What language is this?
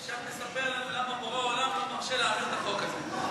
Hebrew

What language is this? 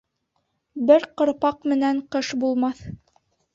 Bashkir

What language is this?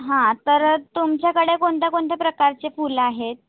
Marathi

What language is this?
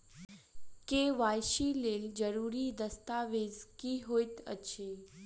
Maithili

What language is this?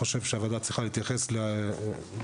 Hebrew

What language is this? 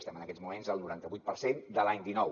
Catalan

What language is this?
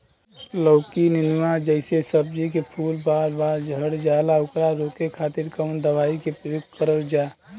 Bhojpuri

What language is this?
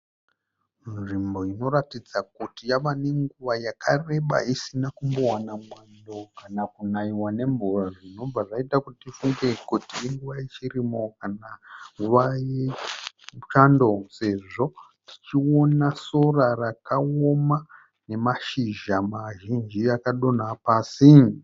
Shona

